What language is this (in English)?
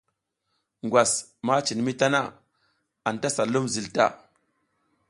South Giziga